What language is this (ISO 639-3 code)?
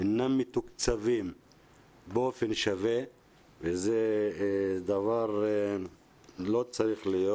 heb